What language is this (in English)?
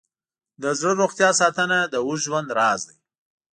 Pashto